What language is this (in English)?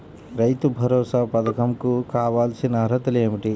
Telugu